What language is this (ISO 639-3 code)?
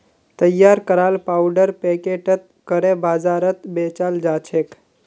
mag